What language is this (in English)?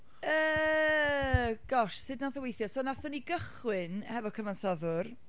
Welsh